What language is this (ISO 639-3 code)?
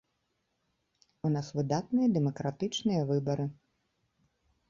bel